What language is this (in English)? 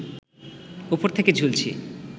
Bangla